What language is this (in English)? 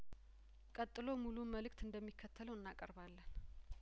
Amharic